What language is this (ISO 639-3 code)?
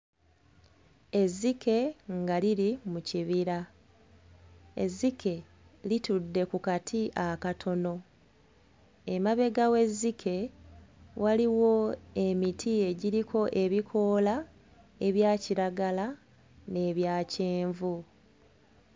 lug